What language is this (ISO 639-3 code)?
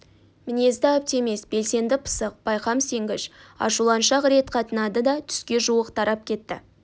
kaz